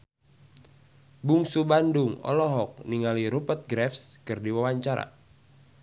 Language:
Sundanese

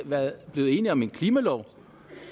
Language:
Danish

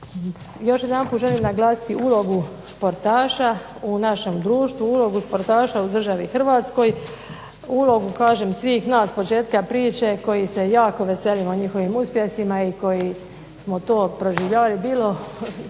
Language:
Croatian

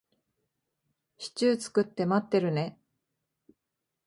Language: Japanese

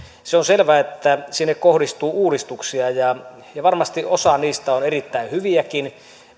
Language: Finnish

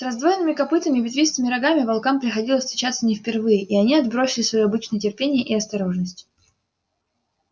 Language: Russian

